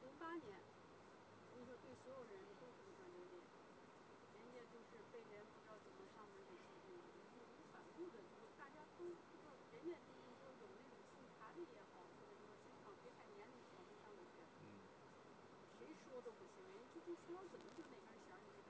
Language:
Chinese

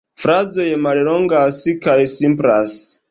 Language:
Esperanto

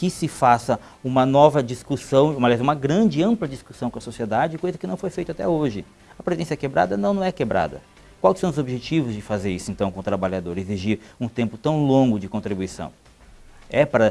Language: Portuguese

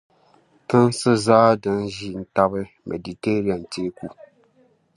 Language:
Dagbani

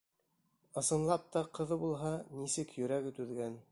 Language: Bashkir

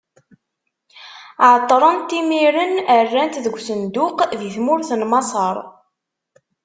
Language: Kabyle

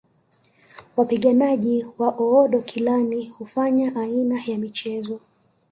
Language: Swahili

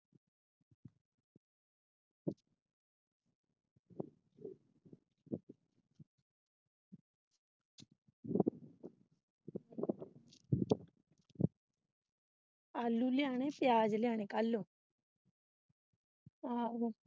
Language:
Punjabi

